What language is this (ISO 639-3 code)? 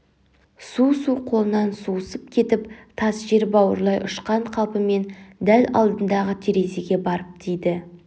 kaz